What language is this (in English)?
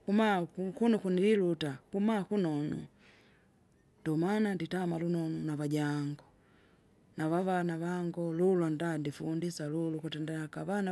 Kinga